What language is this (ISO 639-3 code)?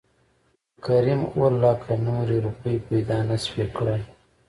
pus